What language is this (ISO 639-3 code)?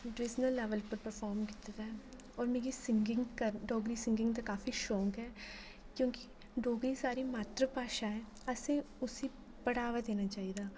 doi